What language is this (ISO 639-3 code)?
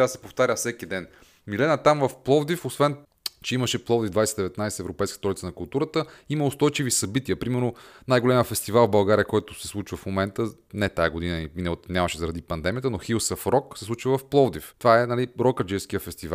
bul